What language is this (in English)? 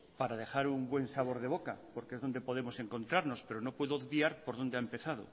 Spanish